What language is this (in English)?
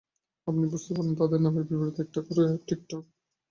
Bangla